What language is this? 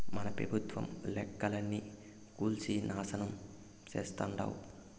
Telugu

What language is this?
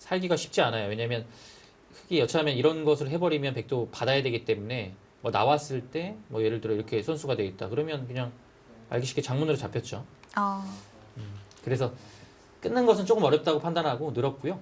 Korean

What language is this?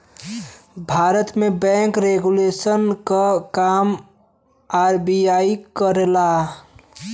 Bhojpuri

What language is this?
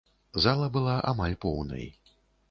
Belarusian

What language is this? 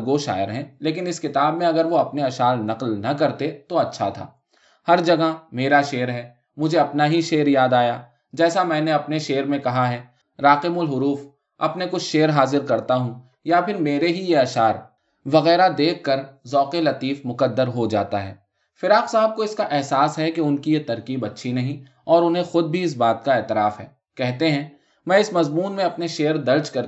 Urdu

